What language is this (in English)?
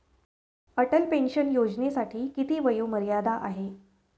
Marathi